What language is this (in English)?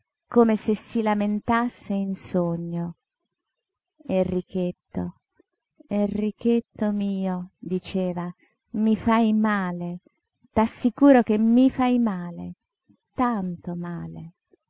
Italian